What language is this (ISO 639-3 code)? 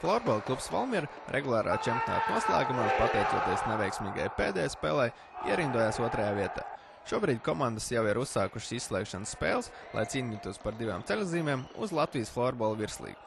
lav